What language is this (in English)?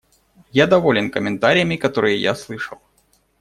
Russian